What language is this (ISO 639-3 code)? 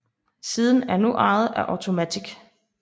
dan